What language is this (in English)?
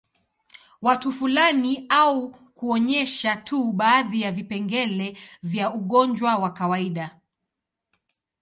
Swahili